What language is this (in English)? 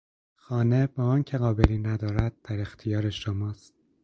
Persian